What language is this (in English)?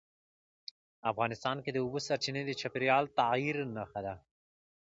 Pashto